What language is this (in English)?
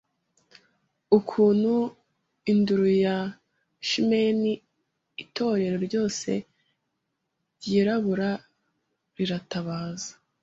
Kinyarwanda